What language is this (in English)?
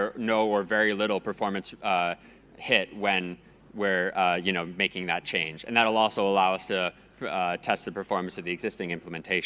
English